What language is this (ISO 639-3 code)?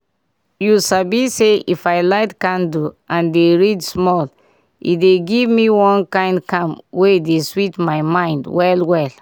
pcm